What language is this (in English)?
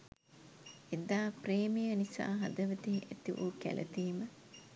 Sinhala